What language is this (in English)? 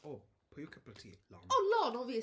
Welsh